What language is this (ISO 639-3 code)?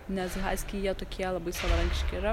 lit